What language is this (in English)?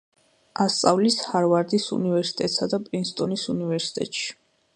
Georgian